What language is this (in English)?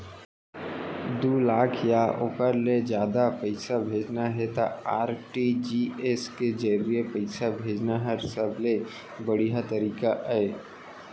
Chhattisgarhi